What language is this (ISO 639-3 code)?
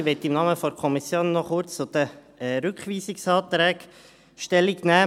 gsw